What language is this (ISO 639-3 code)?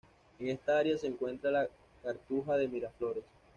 spa